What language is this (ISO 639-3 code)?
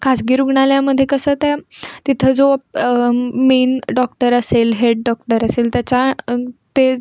mar